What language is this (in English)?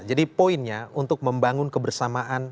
Indonesian